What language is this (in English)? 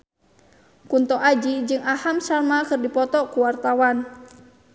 Sundanese